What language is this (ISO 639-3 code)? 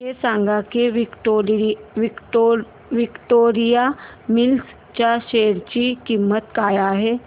mar